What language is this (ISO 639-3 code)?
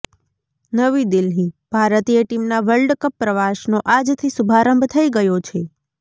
guj